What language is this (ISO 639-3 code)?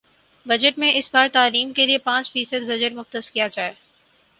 urd